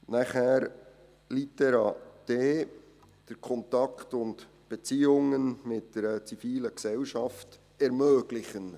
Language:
Swiss German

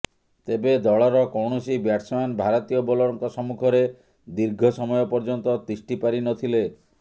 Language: Odia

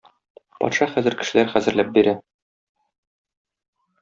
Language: Tatar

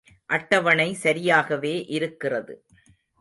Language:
Tamil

